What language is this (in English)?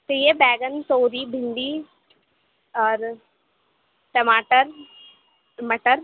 Urdu